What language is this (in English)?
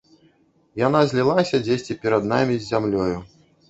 Belarusian